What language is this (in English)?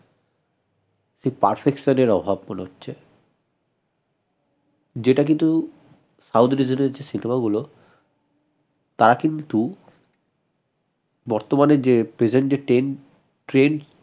Bangla